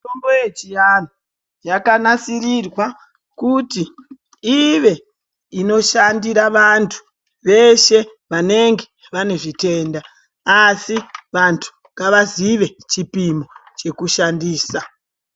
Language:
Ndau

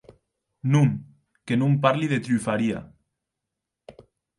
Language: Occitan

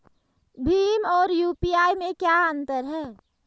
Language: Hindi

